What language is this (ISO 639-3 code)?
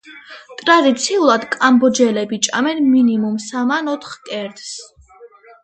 kat